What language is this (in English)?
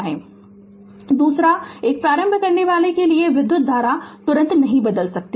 Hindi